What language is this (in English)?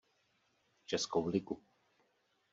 Czech